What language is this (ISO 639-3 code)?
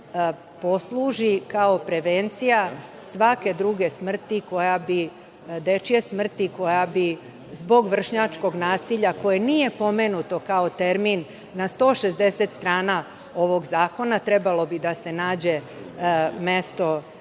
srp